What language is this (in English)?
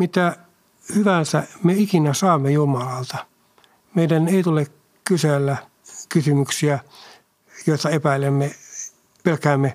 Finnish